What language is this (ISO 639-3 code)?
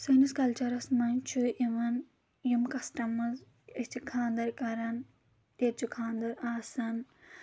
kas